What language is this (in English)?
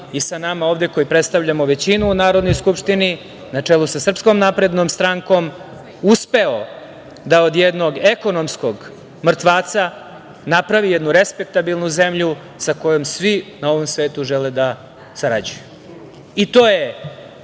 Serbian